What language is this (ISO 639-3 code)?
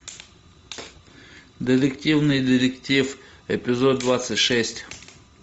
rus